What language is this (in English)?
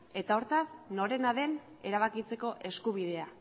Basque